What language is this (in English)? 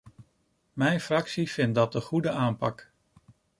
Dutch